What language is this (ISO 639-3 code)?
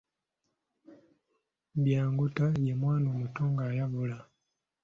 lug